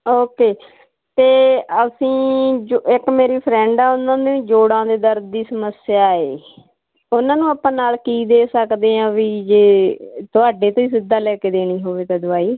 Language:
Punjabi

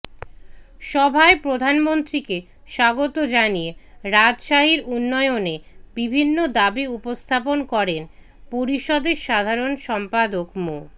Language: Bangla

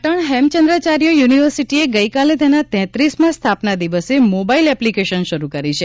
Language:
Gujarati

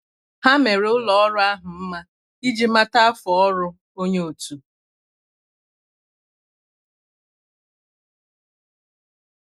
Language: Igbo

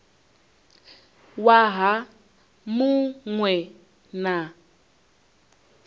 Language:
Venda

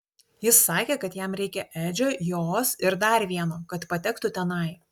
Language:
Lithuanian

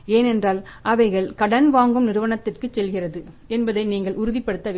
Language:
Tamil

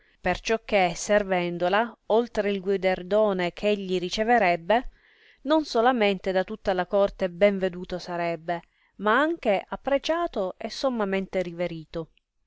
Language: Italian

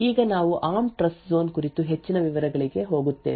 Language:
Kannada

